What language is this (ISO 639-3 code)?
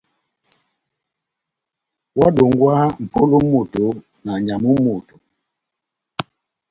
bnm